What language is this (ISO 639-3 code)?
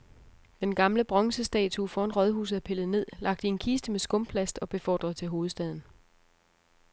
dan